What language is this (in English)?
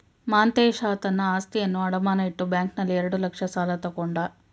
Kannada